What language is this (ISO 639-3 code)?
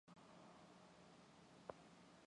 mon